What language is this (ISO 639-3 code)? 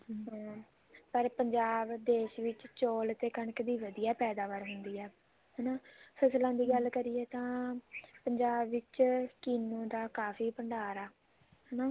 pan